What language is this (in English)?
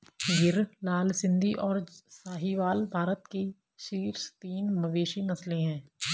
Hindi